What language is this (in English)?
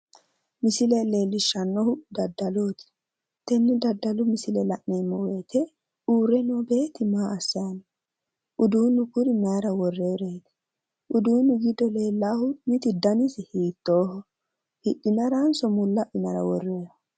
Sidamo